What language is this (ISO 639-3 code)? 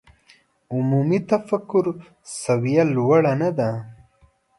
pus